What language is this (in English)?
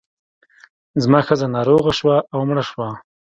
Pashto